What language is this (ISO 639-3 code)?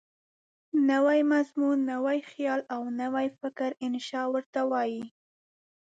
pus